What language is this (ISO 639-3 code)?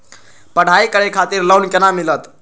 mai